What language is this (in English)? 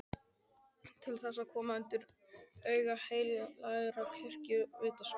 Icelandic